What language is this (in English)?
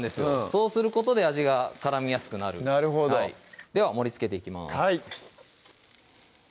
Japanese